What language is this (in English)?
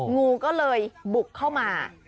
Thai